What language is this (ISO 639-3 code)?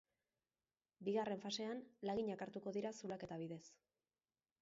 eus